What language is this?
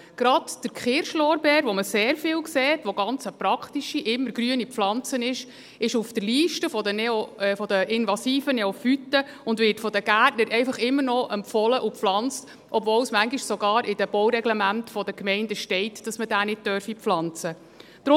Swiss German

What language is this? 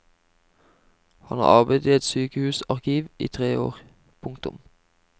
Norwegian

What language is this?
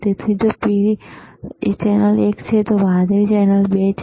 Gujarati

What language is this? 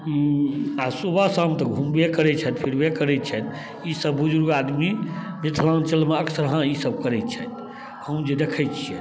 Maithili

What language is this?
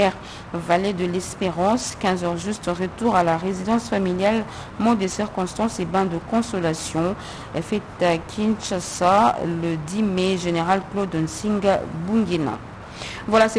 French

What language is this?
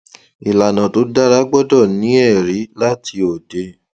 Yoruba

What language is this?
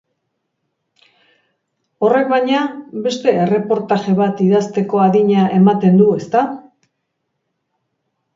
Basque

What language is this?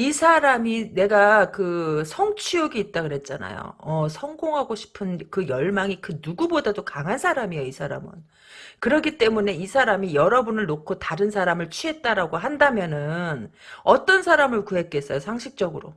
Korean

